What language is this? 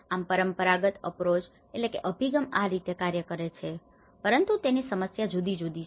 Gujarati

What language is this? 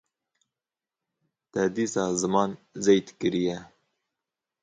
Kurdish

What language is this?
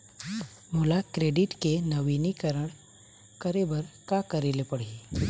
Chhattisgarhi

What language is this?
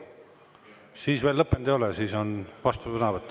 Estonian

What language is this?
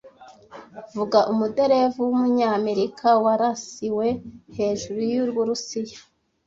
Kinyarwanda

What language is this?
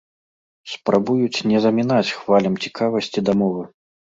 Belarusian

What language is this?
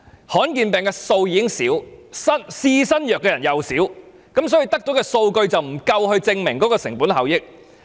Cantonese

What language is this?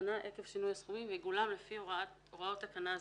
Hebrew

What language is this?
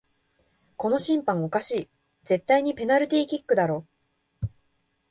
Japanese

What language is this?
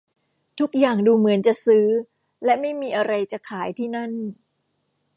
Thai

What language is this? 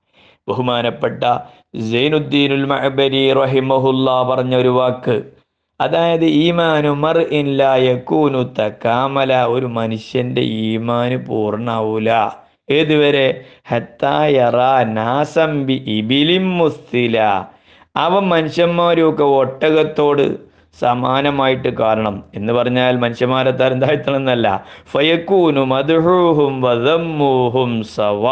Malayalam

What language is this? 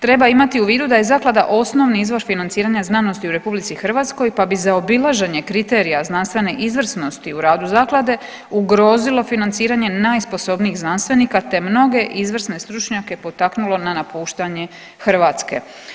Croatian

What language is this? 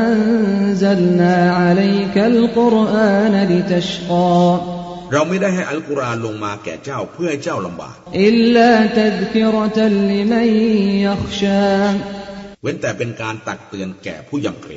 Thai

